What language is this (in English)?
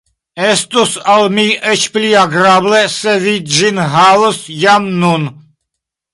Esperanto